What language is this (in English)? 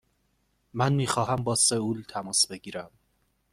Persian